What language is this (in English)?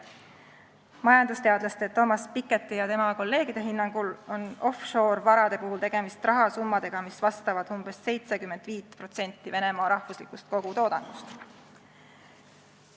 Estonian